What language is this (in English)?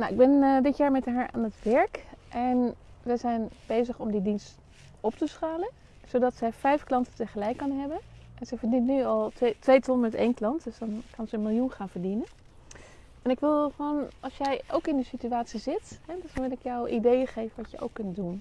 Dutch